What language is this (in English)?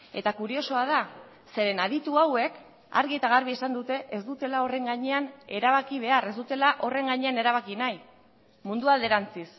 Basque